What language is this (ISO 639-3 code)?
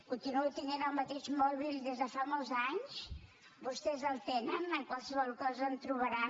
cat